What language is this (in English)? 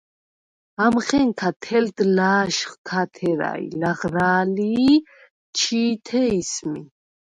Svan